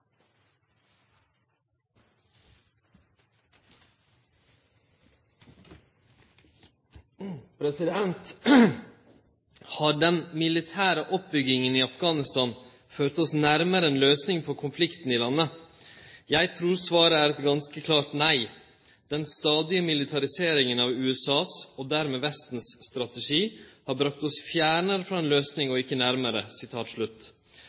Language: Norwegian Nynorsk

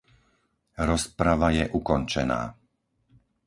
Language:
Slovak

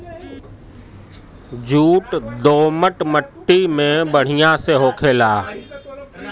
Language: Bhojpuri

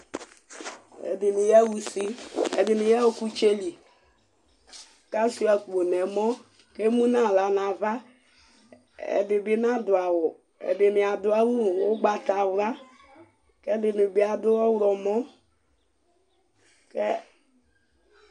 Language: Ikposo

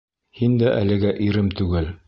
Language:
Bashkir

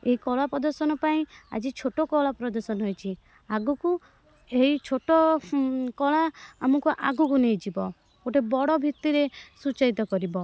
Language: Odia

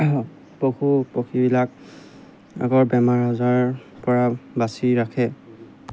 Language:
Assamese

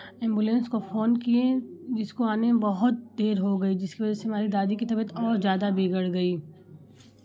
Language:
Hindi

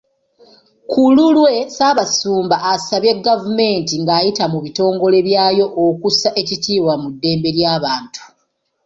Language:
Ganda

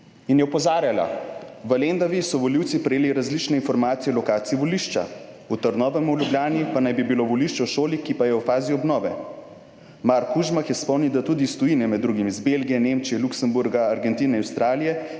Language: Slovenian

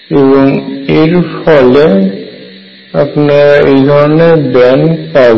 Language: Bangla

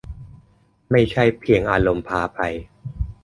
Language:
Thai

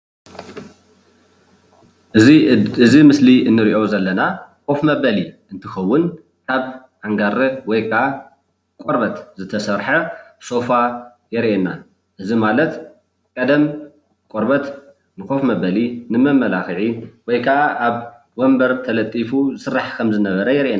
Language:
Tigrinya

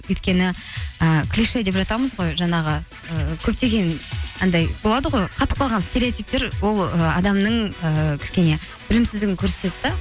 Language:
Kazakh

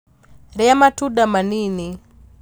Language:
Kikuyu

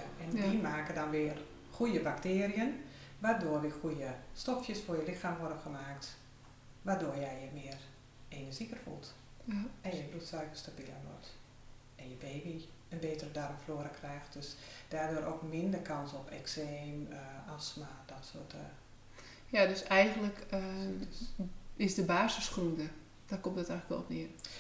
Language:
Dutch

